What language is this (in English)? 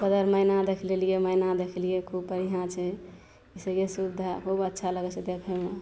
Maithili